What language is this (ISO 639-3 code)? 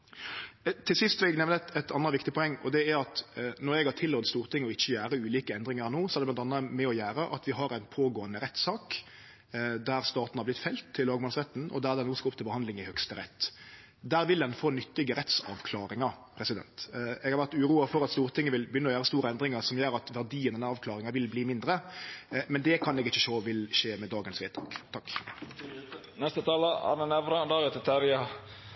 nno